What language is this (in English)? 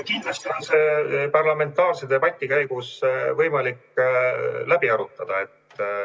Estonian